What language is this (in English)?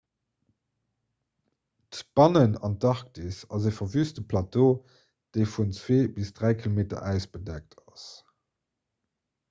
Luxembourgish